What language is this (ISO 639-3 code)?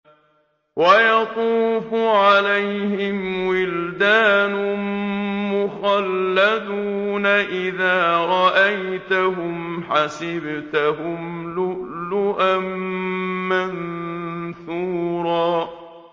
ara